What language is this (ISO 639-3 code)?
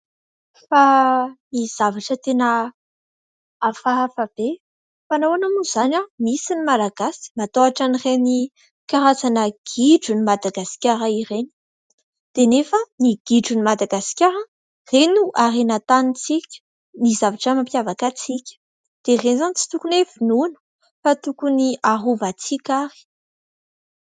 mlg